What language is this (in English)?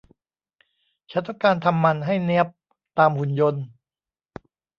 Thai